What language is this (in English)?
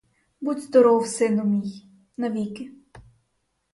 Ukrainian